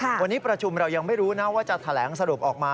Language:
Thai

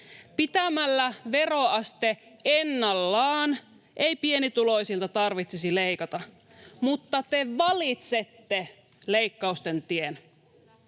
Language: Finnish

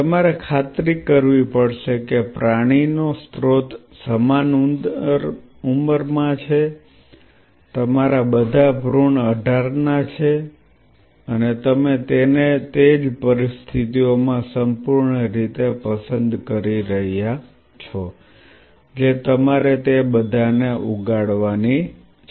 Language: Gujarati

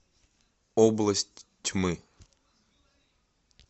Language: Russian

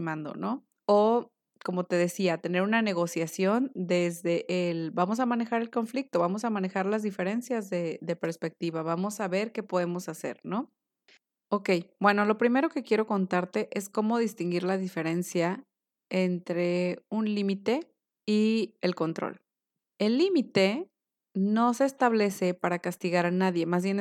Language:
Spanish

